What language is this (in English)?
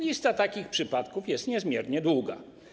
Polish